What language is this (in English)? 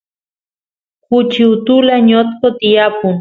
Santiago del Estero Quichua